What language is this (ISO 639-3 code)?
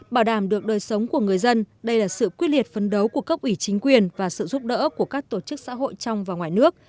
vie